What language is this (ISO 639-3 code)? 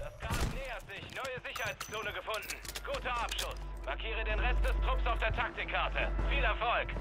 deu